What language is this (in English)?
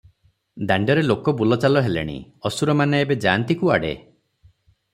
Odia